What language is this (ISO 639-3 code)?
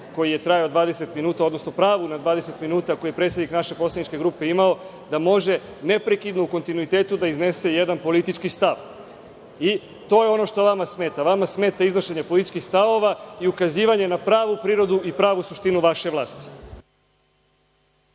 srp